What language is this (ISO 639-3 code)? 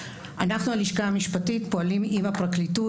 heb